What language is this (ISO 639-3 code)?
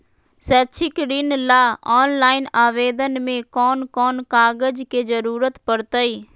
mag